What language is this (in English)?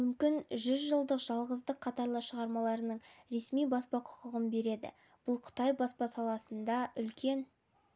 Kazakh